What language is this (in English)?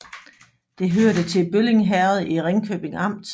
Danish